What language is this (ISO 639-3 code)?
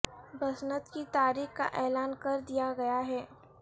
urd